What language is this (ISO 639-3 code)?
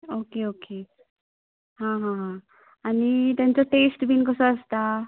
kok